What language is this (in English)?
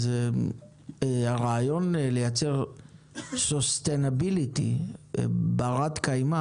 Hebrew